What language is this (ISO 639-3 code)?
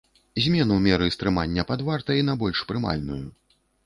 bel